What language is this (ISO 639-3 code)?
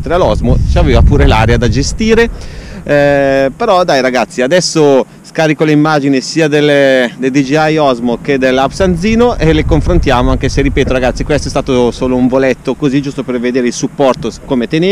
ita